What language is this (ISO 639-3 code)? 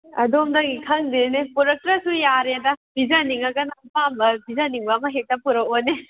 mni